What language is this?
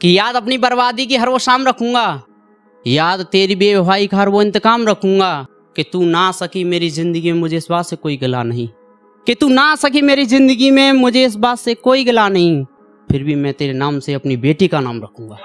Hindi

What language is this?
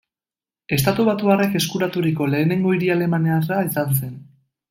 Basque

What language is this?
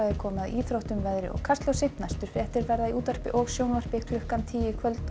Icelandic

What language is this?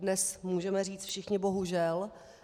Czech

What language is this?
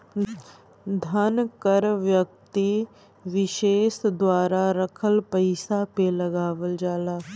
Bhojpuri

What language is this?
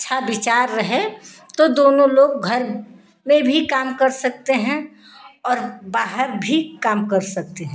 Hindi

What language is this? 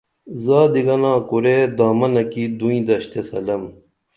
Dameli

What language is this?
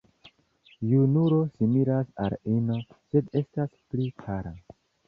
Esperanto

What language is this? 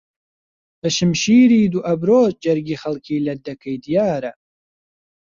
Central Kurdish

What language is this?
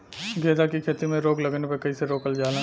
Bhojpuri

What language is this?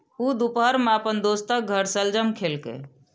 Maithili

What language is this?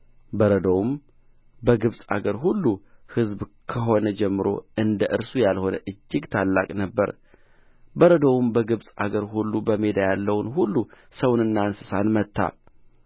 Amharic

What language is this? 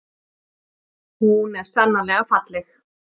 Icelandic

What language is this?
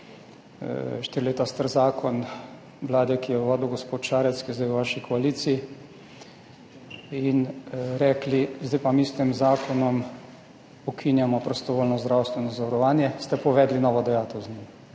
Slovenian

